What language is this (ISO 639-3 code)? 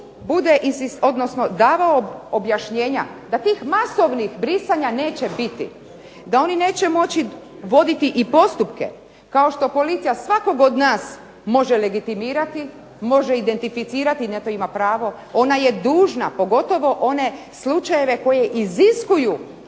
hrv